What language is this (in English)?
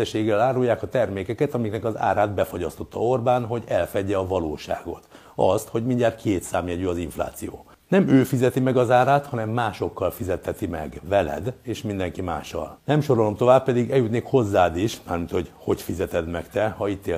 Hungarian